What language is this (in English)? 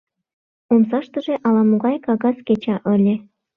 Mari